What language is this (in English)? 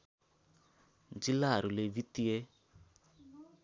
Nepali